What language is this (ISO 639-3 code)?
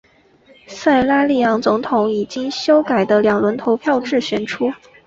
zho